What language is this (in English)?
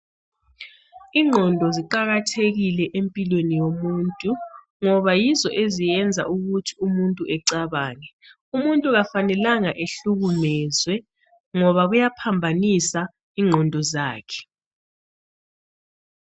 North Ndebele